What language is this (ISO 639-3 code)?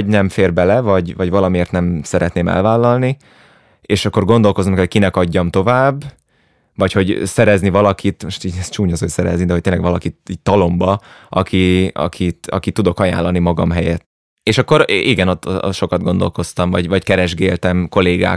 hun